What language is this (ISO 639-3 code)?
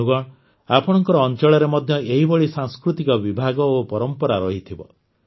ori